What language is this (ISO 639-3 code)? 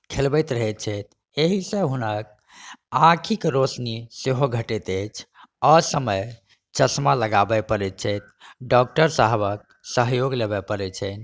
mai